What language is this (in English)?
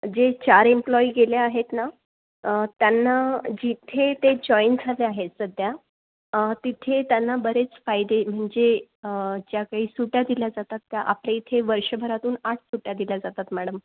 Marathi